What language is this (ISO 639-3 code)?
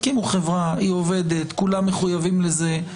heb